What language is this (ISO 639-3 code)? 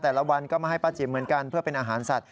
tha